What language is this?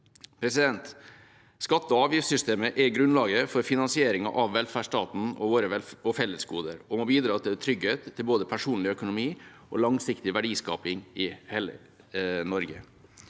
Norwegian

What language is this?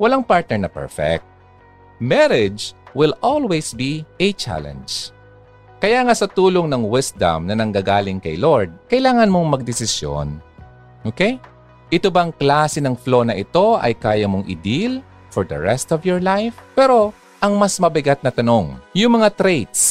Filipino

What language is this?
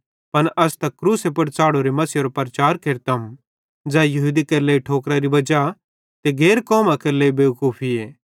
Bhadrawahi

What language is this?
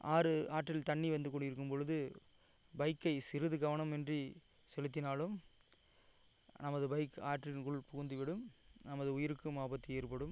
Tamil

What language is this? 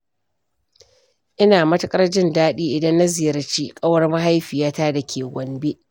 Hausa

